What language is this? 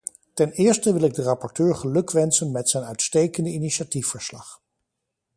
Dutch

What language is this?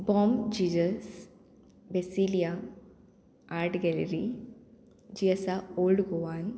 Konkani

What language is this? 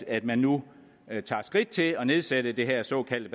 Danish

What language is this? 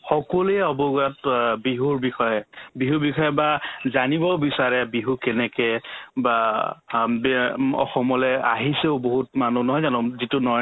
Assamese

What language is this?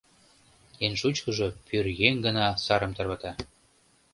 Mari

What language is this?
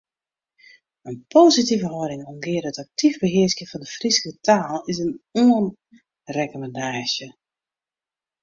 Western Frisian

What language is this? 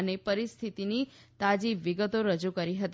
Gujarati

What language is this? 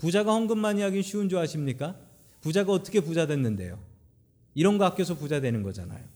Korean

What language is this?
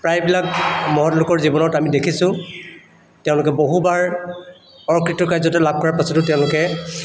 Assamese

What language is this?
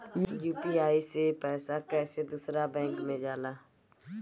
Bhojpuri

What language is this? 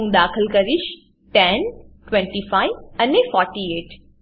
Gujarati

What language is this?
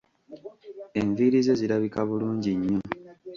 Ganda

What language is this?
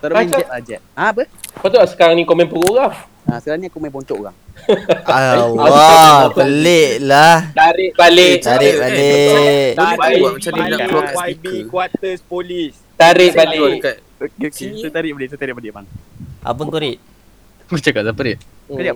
Malay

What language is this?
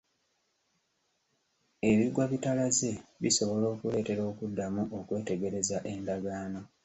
Ganda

